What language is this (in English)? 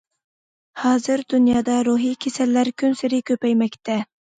Uyghur